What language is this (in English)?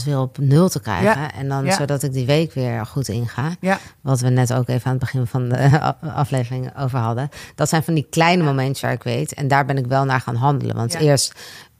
Dutch